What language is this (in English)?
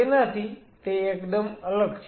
Gujarati